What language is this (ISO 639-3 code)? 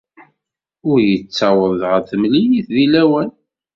kab